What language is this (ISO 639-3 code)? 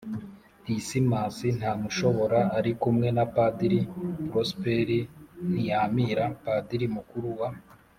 kin